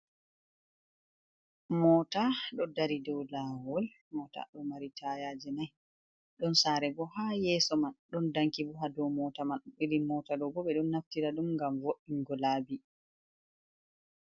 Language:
Fula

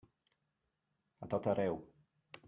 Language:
Catalan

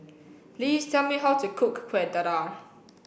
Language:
English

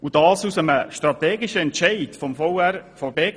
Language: Swiss German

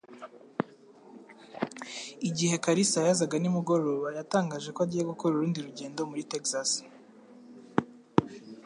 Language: Kinyarwanda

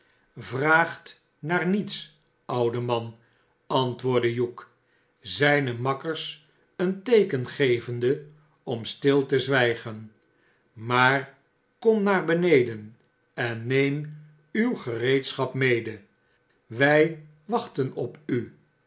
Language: Dutch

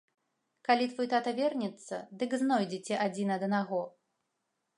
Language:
Belarusian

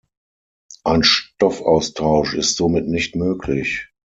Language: German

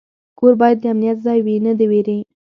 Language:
Pashto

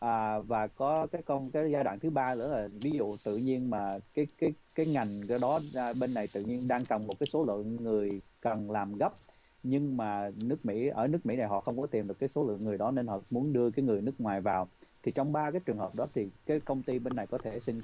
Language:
Vietnamese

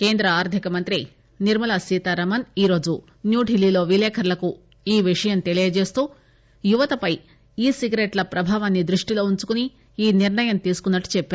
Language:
Telugu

